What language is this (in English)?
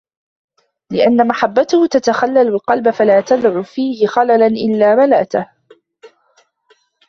Arabic